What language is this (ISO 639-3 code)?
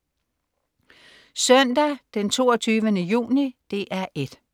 dan